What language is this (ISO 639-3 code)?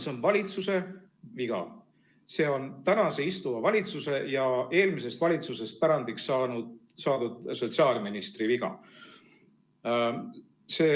est